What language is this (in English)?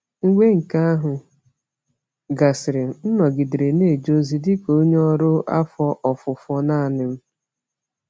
Igbo